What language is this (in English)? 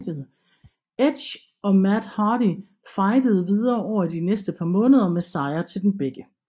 Danish